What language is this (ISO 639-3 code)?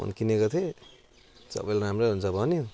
nep